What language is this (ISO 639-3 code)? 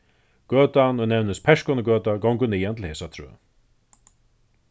fao